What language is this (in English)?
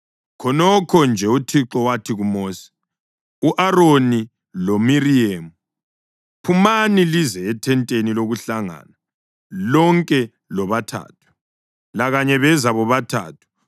North Ndebele